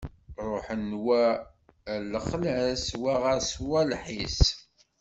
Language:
Kabyle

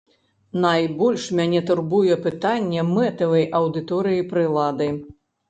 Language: Belarusian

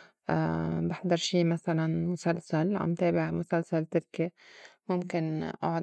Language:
North Levantine Arabic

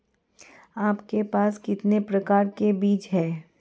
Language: Hindi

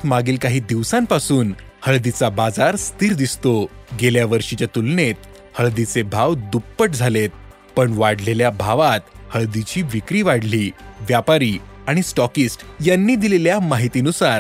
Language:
Marathi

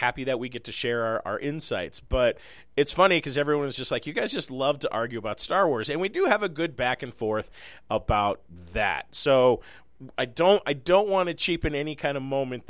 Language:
English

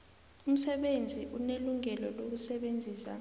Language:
South Ndebele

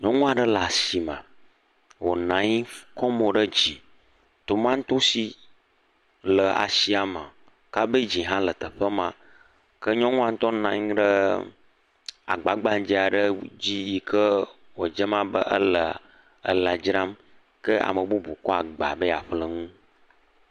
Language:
Ewe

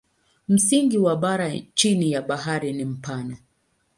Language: Swahili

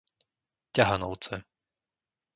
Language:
Slovak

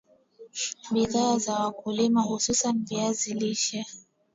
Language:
Swahili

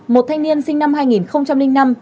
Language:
Vietnamese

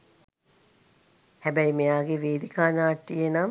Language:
Sinhala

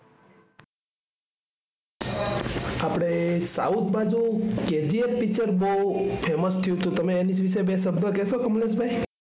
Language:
Gujarati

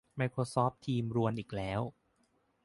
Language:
Thai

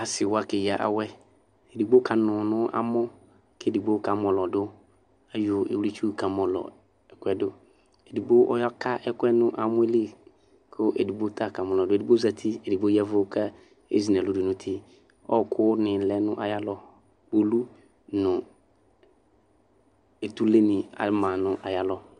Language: Ikposo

